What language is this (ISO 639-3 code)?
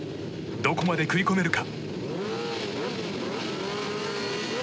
jpn